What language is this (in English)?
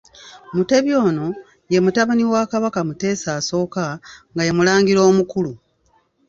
Ganda